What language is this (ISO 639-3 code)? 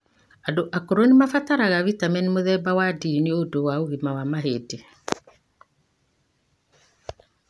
kik